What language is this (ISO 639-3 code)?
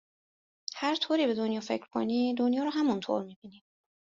fas